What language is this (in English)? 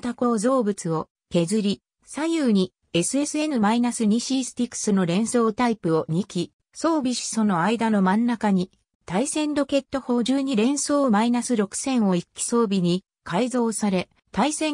Japanese